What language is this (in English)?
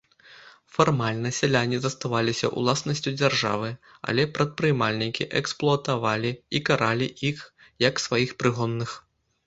Belarusian